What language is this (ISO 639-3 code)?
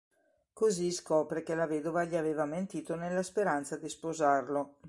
ita